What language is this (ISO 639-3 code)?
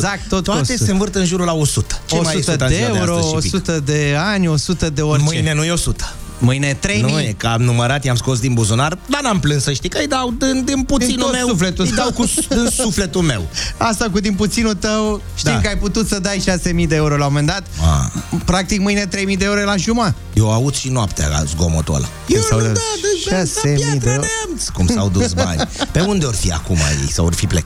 ron